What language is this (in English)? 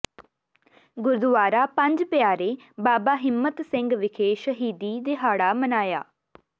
Punjabi